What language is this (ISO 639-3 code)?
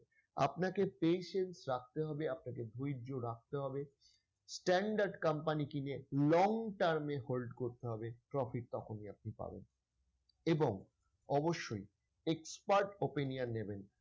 ben